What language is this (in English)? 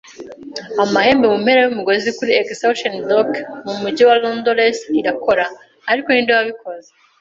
Kinyarwanda